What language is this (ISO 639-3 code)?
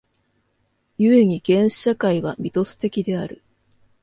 jpn